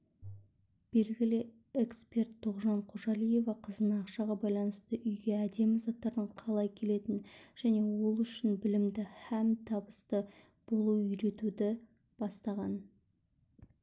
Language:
Kazakh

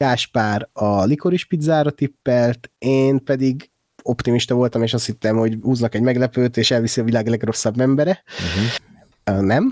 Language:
Hungarian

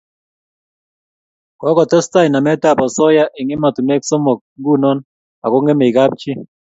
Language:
Kalenjin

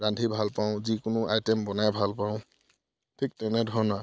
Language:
Assamese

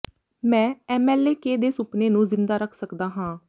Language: Punjabi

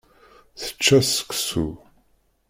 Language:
Kabyle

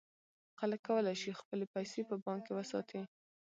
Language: Pashto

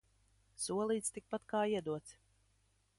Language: Latvian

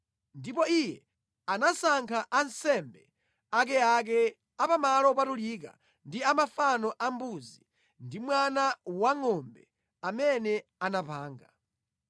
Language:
Nyanja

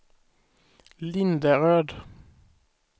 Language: Swedish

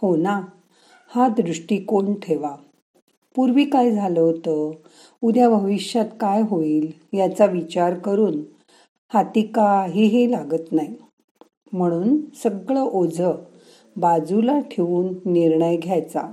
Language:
Marathi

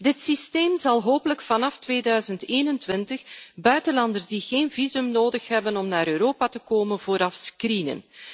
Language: Dutch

